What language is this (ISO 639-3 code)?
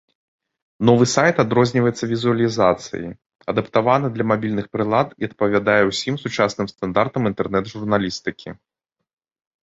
bel